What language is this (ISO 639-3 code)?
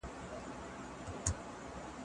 pus